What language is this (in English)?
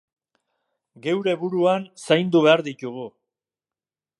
Basque